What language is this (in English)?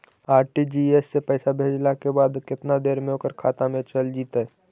Magahi